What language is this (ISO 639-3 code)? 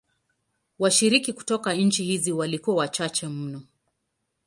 swa